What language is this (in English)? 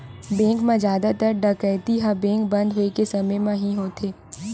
Chhattisgarhi